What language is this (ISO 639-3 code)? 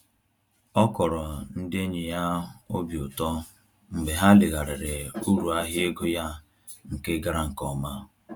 ibo